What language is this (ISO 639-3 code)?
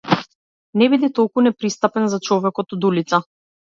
mkd